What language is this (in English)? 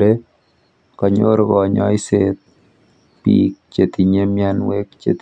Kalenjin